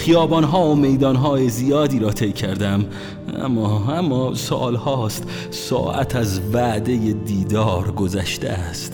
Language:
Persian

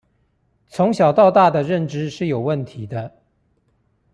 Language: Chinese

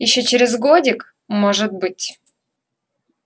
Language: Russian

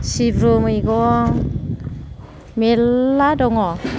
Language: Bodo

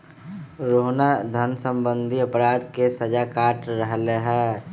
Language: Magahi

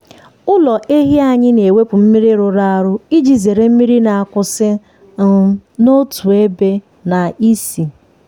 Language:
Igbo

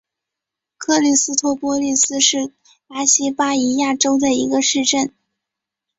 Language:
Chinese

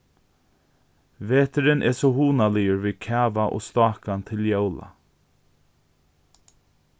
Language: Faroese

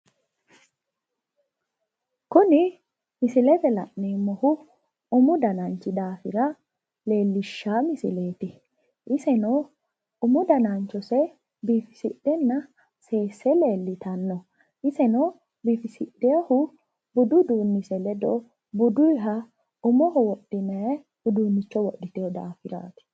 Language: Sidamo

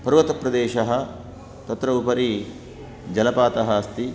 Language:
Sanskrit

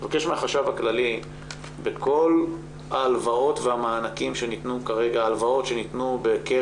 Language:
Hebrew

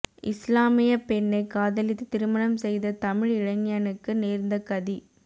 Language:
Tamil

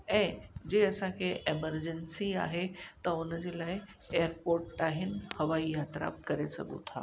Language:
Sindhi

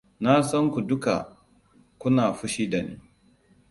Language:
Hausa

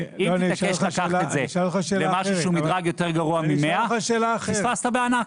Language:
Hebrew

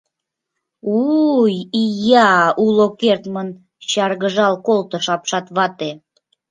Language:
Mari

